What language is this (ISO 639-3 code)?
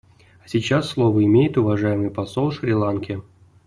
rus